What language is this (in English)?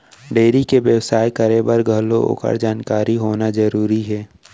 Chhattisgarhi